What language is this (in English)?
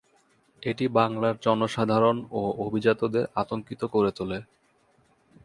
Bangla